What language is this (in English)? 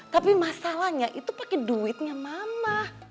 Indonesian